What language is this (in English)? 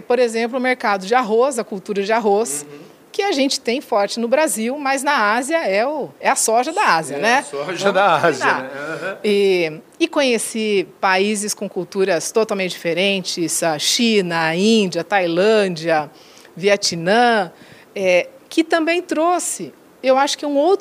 Portuguese